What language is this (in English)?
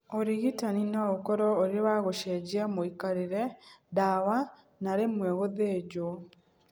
Kikuyu